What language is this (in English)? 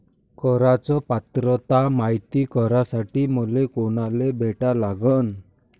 Marathi